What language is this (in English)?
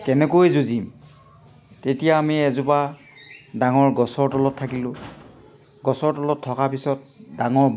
Assamese